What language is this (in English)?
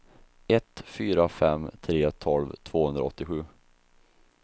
Swedish